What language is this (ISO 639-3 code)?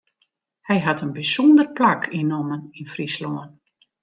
fry